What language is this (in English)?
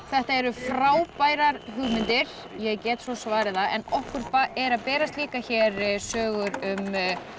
Icelandic